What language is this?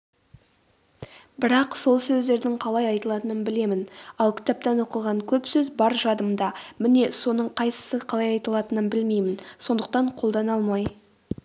Kazakh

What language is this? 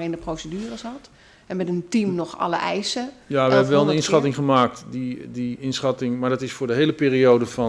Dutch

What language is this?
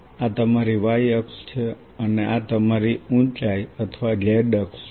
Gujarati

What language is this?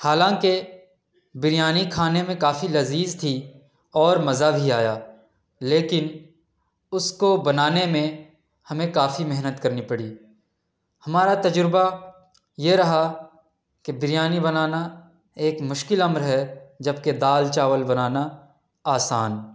Urdu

